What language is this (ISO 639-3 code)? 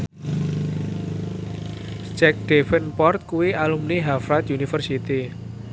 jav